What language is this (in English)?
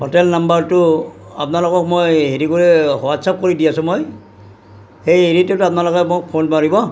Assamese